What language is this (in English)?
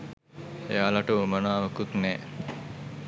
Sinhala